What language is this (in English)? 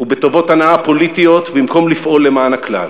Hebrew